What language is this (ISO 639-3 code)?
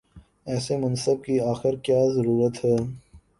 urd